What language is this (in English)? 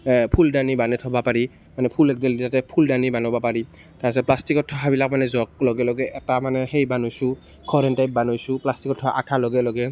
Assamese